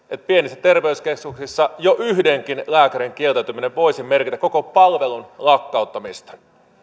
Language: Finnish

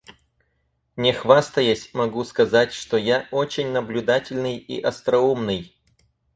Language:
Russian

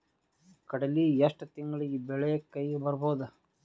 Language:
Kannada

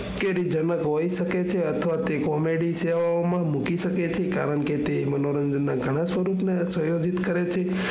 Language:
Gujarati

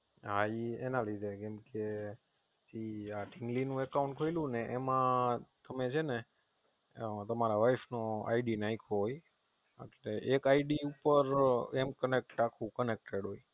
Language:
Gujarati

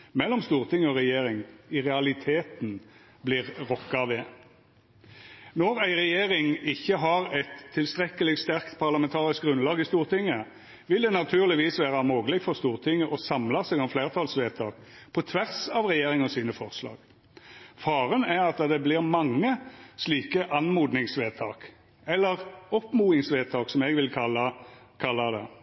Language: Norwegian Nynorsk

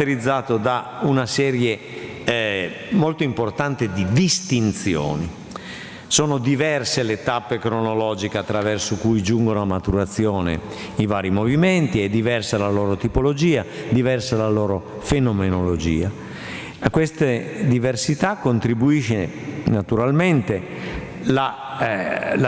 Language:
Italian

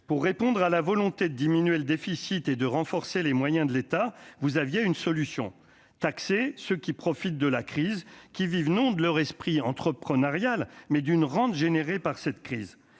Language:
French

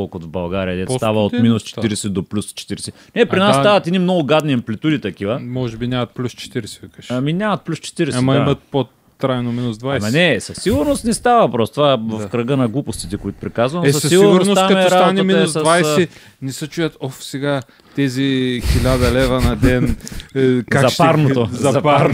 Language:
Bulgarian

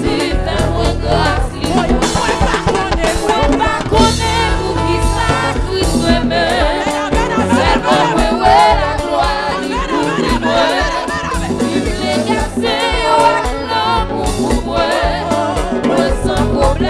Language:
Indonesian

